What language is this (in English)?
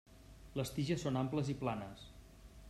Catalan